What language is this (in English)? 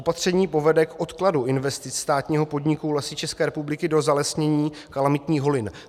Czech